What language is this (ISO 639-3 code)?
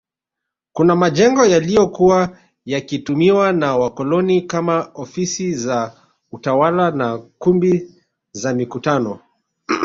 swa